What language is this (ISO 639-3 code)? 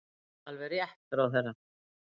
isl